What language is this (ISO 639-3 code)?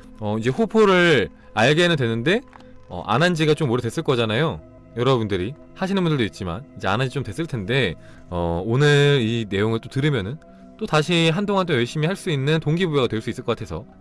kor